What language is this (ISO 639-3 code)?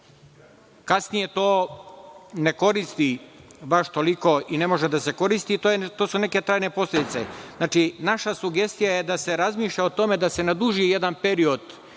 srp